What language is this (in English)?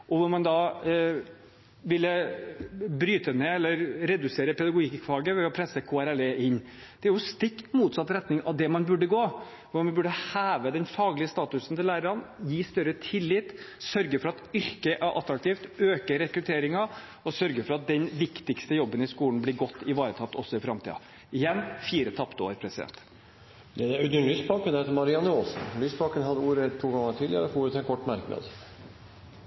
Norwegian Bokmål